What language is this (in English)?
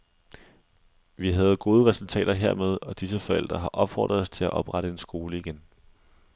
Danish